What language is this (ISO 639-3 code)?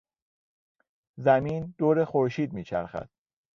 fas